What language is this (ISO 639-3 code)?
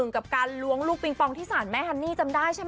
tha